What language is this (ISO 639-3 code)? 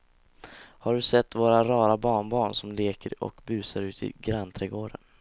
swe